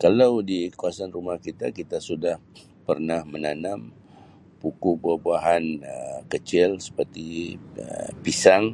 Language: Sabah Malay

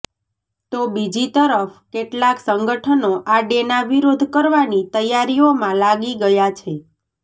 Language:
Gujarati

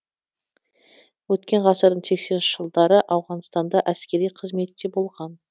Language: Kazakh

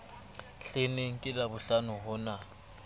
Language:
Southern Sotho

